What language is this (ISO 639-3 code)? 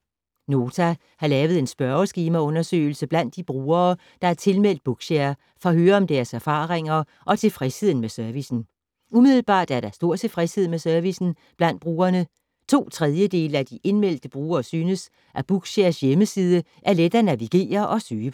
dan